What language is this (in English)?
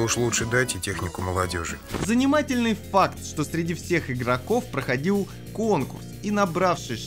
Russian